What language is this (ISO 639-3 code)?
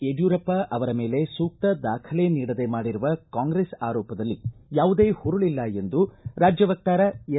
kan